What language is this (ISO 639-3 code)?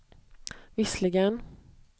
swe